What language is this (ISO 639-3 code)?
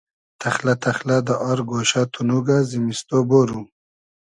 haz